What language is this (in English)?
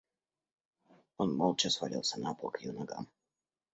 Russian